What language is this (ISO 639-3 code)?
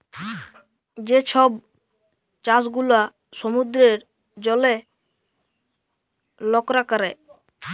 ben